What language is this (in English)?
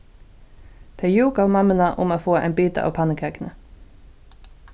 Faroese